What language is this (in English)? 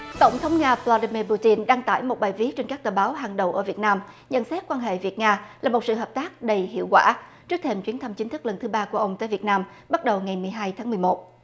Vietnamese